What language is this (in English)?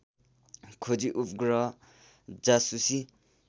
Nepali